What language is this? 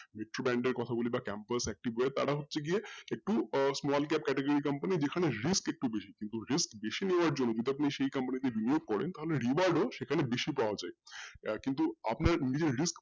Bangla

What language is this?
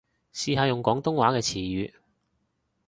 Cantonese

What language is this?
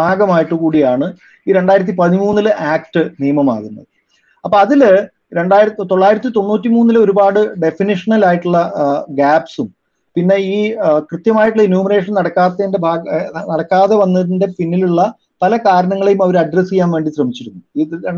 Malayalam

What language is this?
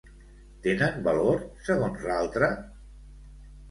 Catalan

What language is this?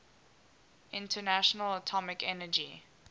English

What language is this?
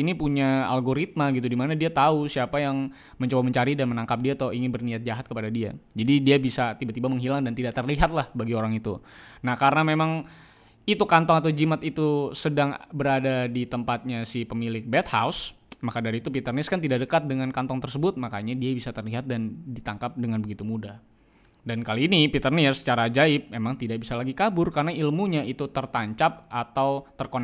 Indonesian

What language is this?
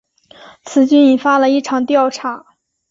Chinese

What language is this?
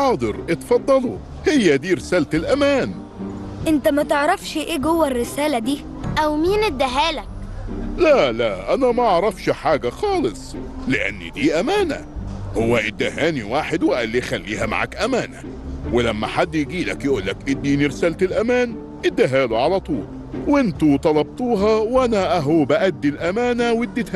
Arabic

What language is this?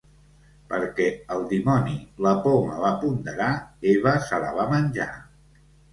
Catalan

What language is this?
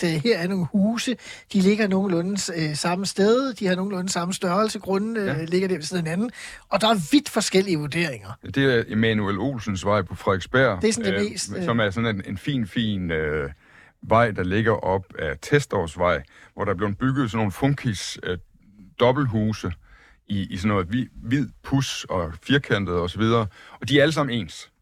Danish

